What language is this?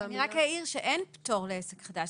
Hebrew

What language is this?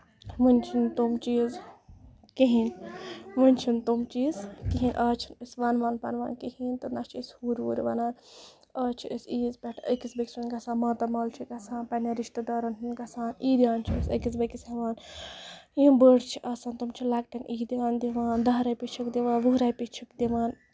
Kashmiri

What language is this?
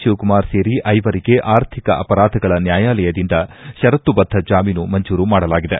Kannada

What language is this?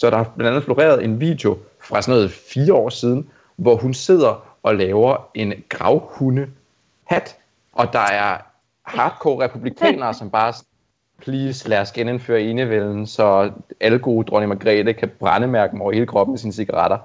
Danish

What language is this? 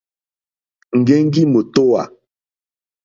Mokpwe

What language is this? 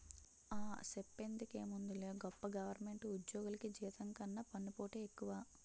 Telugu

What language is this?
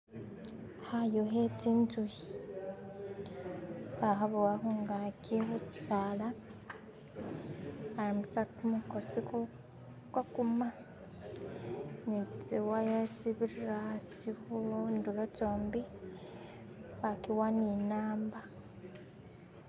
Masaaba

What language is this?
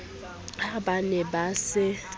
Southern Sotho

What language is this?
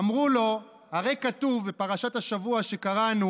Hebrew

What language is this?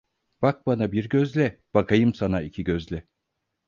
Turkish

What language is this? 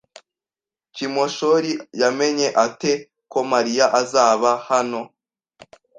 Kinyarwanda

